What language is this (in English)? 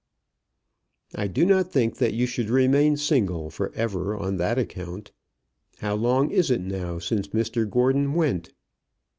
English